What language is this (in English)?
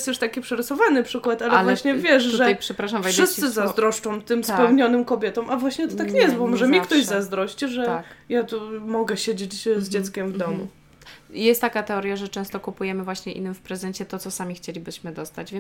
Polish